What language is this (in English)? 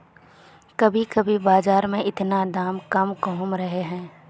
Magahi